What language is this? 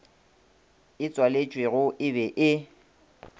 Northern Sotho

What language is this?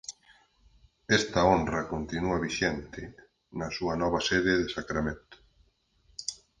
Galician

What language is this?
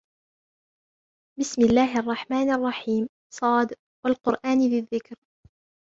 Arabic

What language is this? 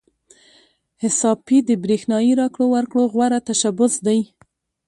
Pashto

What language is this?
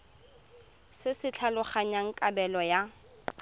Tswana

